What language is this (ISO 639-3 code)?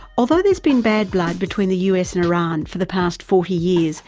eng